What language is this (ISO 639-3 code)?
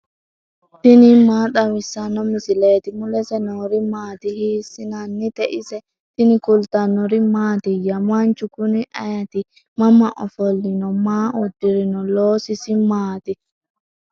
sid